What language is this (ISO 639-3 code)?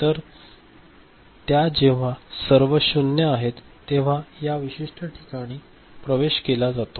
mar